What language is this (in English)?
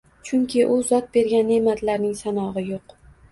Uzbek